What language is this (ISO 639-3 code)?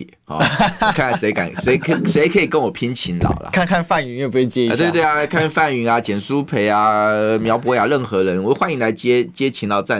zho